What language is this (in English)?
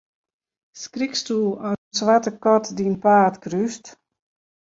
Western Frisian